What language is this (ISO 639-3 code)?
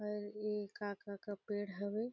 sgj